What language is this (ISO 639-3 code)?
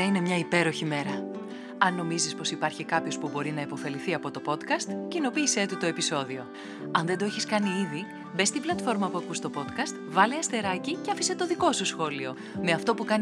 ell